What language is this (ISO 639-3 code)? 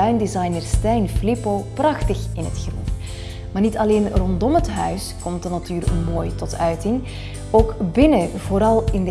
nld